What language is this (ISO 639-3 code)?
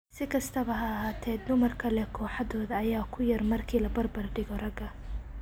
som